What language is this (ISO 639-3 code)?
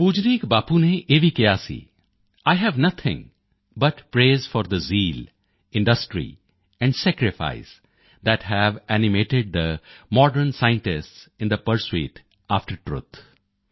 pan